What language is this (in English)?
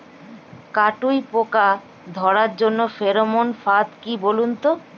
Bangla